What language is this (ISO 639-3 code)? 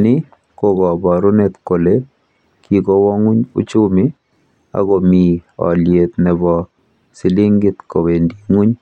kln